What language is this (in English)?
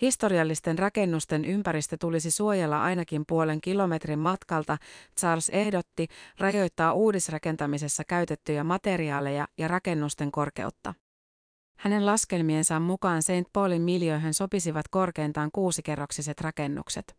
Finnish